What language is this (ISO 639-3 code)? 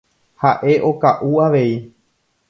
grn